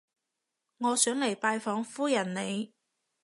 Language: Cantonese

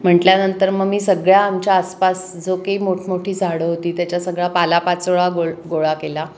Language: Marathi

